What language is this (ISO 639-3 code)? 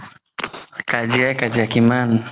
asm